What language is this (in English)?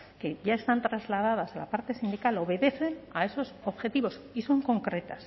Spanish